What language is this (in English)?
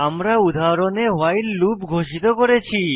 Bangla